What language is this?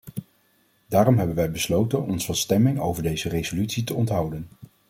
Dutch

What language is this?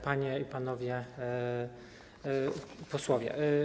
Polish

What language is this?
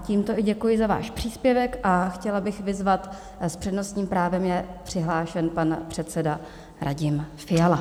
Czech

